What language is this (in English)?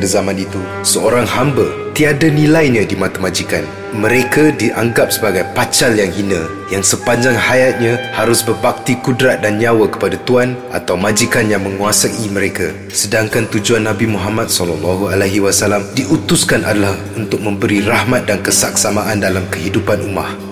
Malay